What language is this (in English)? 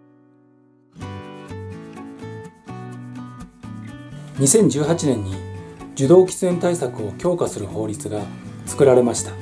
Japanese